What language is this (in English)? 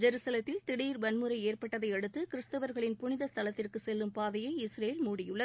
Tamil